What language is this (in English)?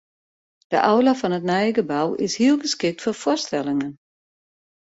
Western Frisian